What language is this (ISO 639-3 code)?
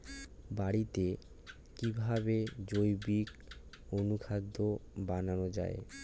ben